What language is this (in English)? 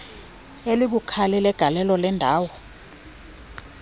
Xhosa